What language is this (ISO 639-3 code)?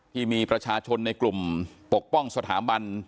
tha